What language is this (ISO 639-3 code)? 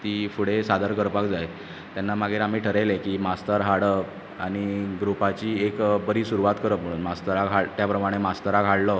kok